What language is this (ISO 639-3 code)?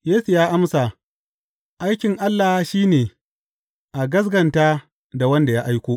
hau